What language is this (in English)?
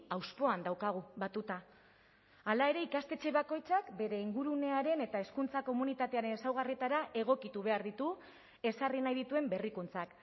Basque